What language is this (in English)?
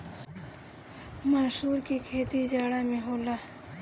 Bhojpuri